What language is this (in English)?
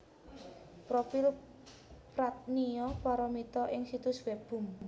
Javanese